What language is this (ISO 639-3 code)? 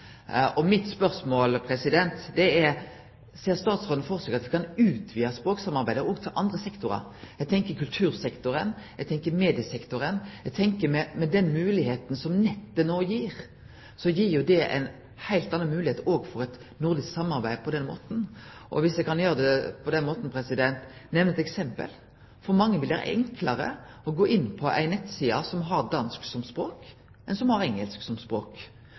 nno